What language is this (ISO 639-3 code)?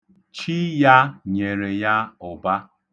ibo